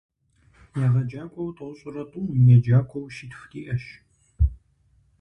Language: Kabardian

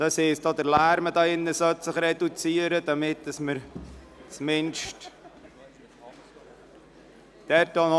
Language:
Swiss German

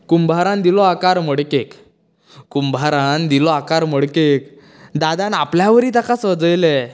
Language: Konkani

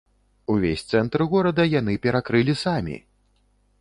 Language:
Belarusian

